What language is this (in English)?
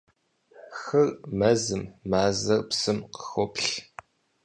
Kabardian